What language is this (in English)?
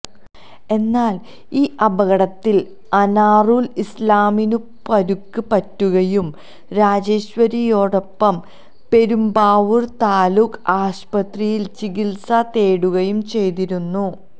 Malayalam